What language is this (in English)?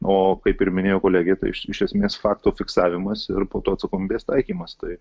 Lithuanian